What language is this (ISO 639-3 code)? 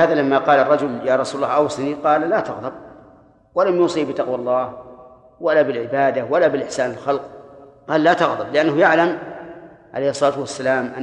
ara